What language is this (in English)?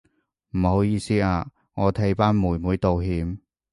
Cantonese